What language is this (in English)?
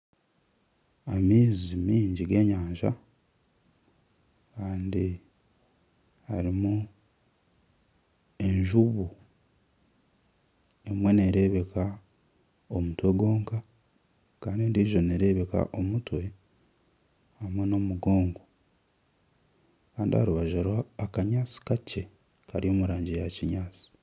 Nyankole